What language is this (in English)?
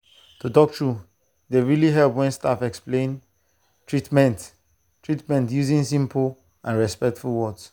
Nigerian Pidgin